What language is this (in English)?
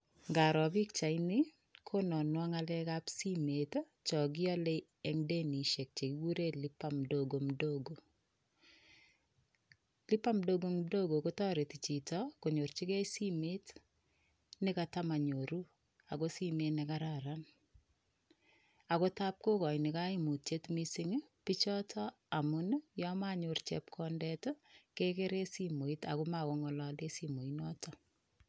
Kalenjin